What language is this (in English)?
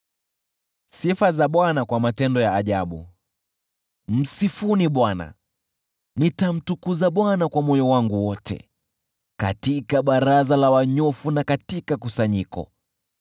Swahili